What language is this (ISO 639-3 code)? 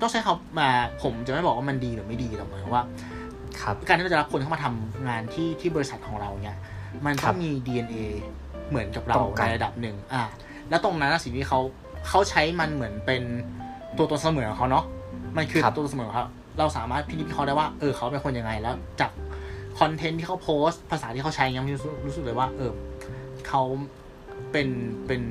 tha